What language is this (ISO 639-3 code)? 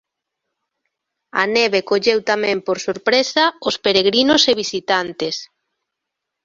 glg